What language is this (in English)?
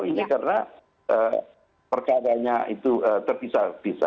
Indonesian